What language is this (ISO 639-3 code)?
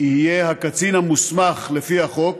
heb